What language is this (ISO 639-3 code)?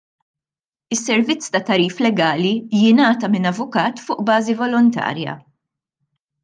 mlt